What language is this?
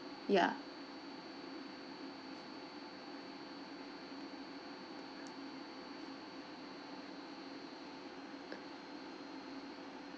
English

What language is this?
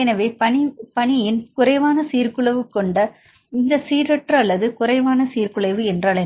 Tamil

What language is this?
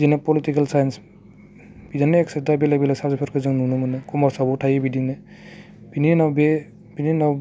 Bodo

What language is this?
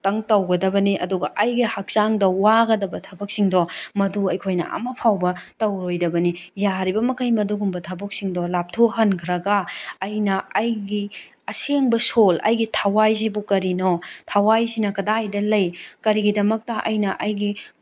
Manipuri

